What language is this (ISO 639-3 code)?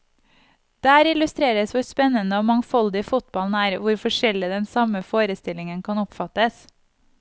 nor